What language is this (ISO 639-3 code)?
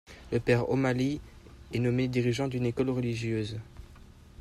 fra